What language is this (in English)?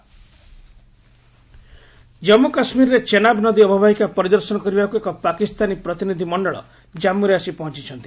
Odia